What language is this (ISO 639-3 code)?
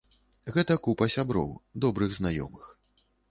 bel